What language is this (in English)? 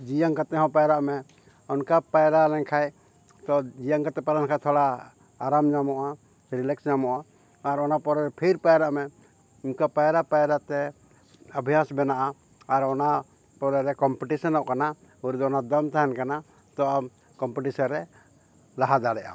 Santali